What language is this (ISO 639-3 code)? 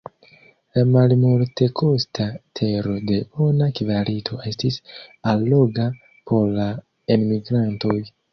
epo